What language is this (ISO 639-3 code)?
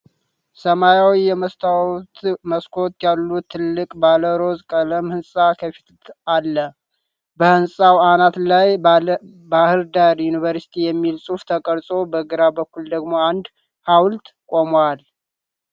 amh